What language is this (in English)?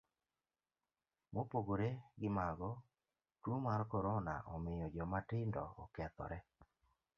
Luo (Kenya and Tanzania)